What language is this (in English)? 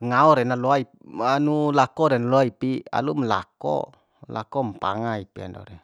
Bima